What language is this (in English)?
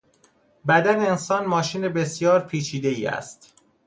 Persian